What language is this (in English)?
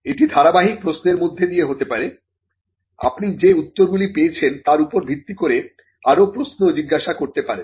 Bangla